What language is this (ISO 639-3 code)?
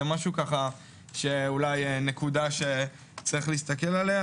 heb